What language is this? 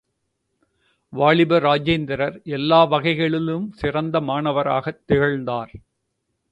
Tamil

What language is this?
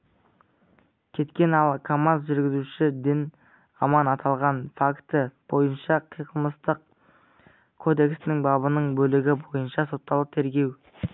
Kazakh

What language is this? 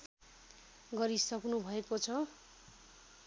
Nepali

